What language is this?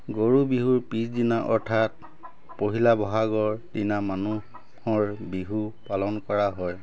Assamese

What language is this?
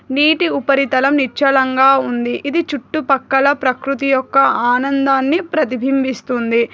Telugu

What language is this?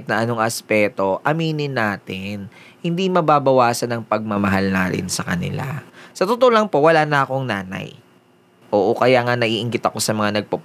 Filipino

